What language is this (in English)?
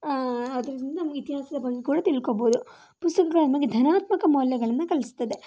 Kannada